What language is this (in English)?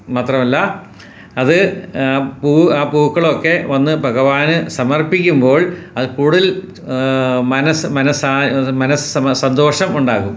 Malayalam